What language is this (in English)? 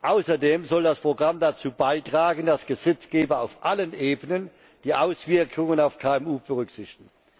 German